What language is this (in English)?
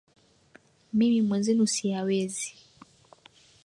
Swahili